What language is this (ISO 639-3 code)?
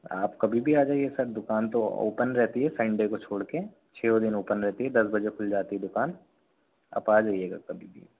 hin